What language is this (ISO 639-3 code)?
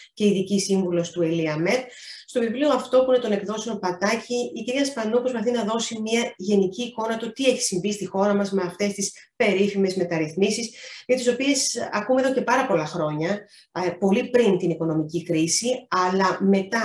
ell